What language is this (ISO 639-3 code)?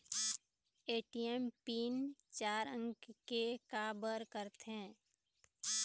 hne